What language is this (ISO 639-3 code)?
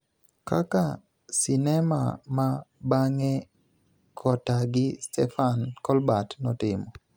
luo